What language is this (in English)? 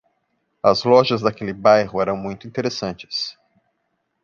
Portuguese